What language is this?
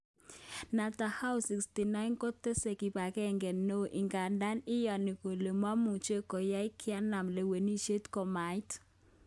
Kalenjin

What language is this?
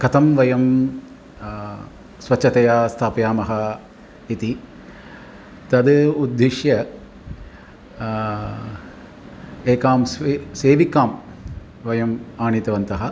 Sanskrit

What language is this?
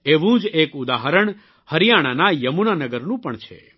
Gujarati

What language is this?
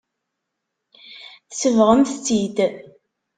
Kabyle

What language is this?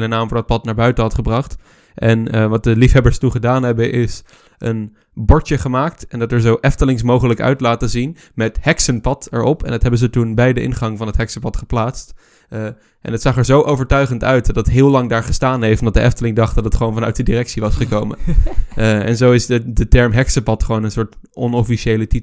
Dutch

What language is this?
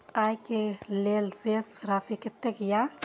Maithili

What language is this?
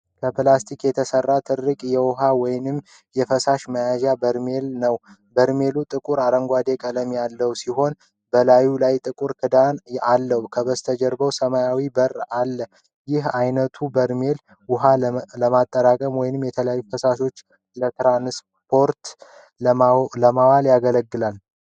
Amharic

